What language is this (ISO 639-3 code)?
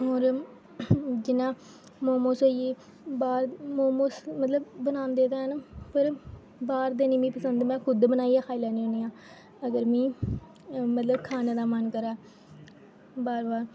doi